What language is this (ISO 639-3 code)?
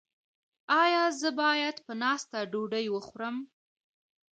pus